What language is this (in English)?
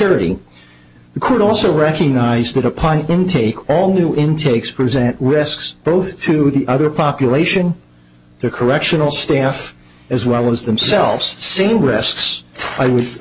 English